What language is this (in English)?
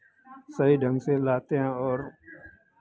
Hindi